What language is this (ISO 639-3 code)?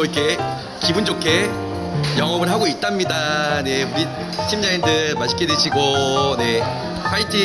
kor